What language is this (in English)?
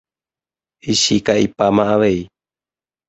Guarani